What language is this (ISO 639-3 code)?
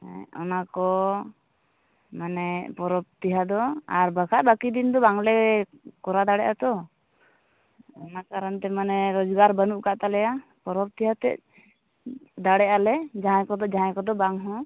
sat